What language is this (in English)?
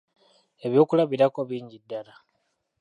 Ganda